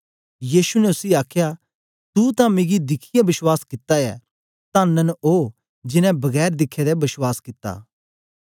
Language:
Dogri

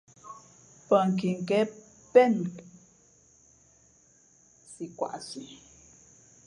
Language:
Fe'fe'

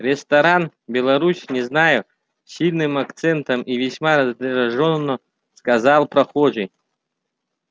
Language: Russian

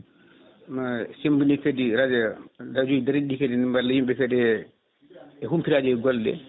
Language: Fula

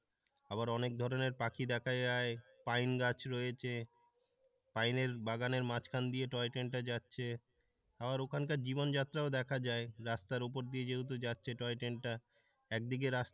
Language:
Bangla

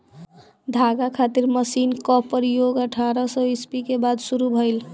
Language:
Bhojpuri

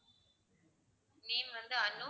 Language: Tamil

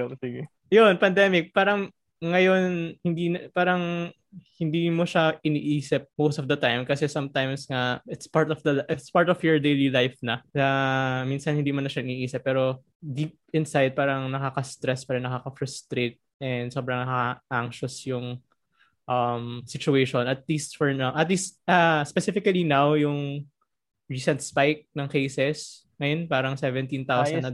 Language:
Filipino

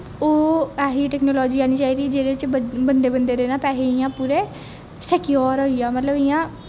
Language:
Dogri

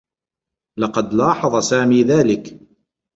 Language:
Arabic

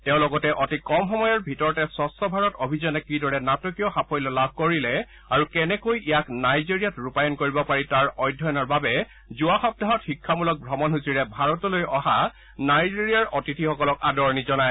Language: Assamese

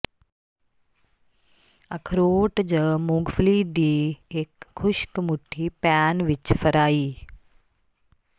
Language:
Punjabi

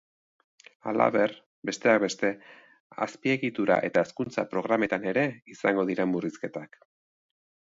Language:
Basque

